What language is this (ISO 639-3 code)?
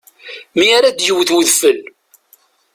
kab